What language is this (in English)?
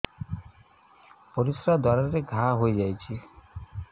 Odia